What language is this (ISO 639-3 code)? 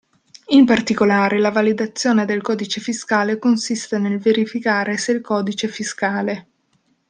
ita